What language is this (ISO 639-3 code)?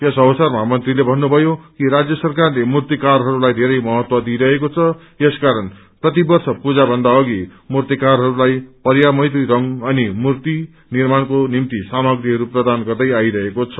nep